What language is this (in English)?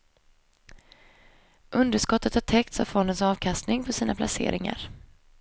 Swedish